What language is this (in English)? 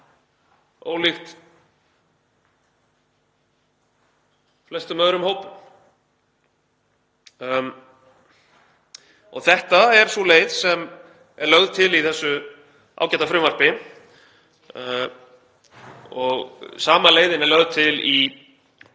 Icelandic